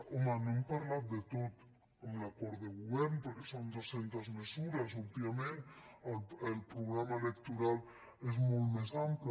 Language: Catalan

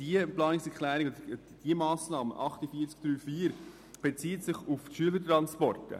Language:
Swiss German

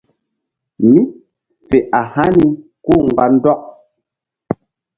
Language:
Mbum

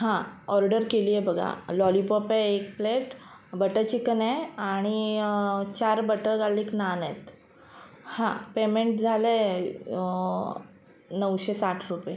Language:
Marathi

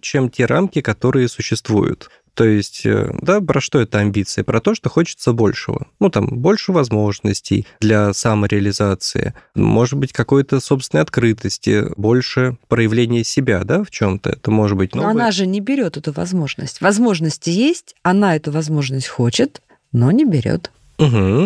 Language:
Russian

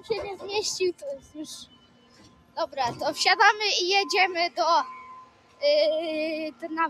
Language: Polish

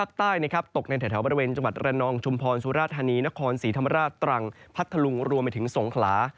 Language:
Thai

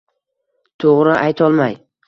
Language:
Uzbek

